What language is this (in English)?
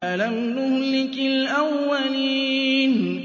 Arabic